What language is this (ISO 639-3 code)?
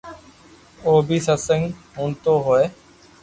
lrk